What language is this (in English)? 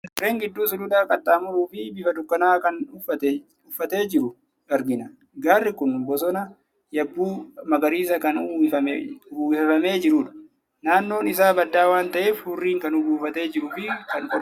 Oromo